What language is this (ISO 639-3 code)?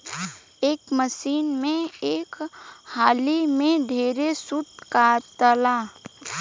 bho